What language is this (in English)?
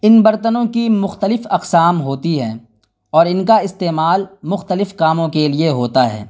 Urdu